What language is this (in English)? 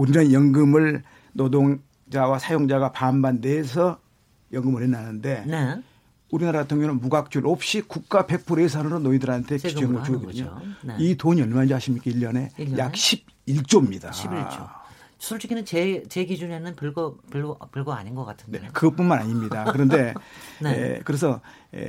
Korean